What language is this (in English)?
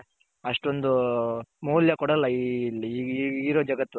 Kannada